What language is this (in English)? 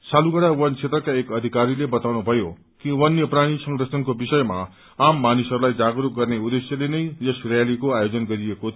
Nepali